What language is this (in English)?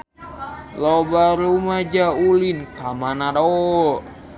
Sundanese